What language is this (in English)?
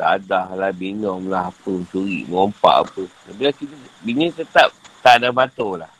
Malay